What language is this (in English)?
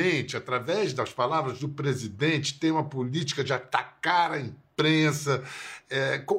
Portuguese